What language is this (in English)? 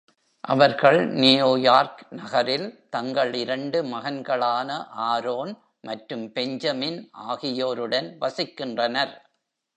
Tamil